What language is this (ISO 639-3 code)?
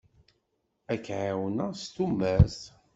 kab